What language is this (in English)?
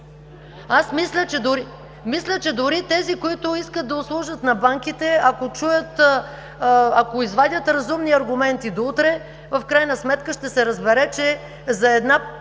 Bulgarian